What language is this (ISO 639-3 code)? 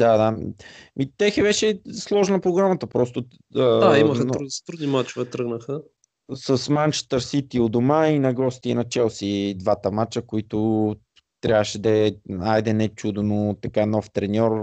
bul